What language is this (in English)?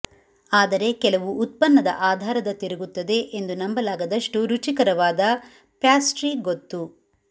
Kannada